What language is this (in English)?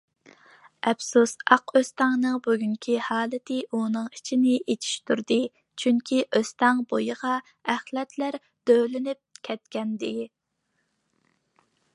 Uyghur